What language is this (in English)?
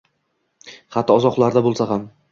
Uzbek